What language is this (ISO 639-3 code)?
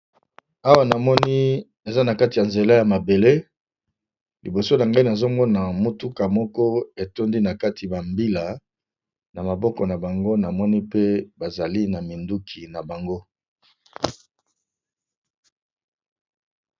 lin